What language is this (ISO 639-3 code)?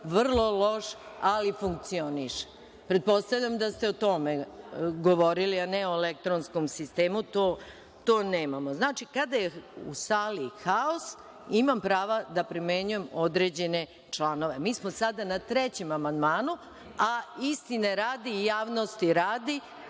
srp